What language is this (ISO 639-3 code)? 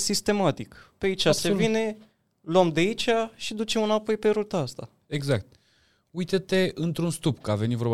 ron